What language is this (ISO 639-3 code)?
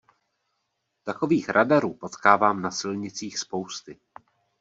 ces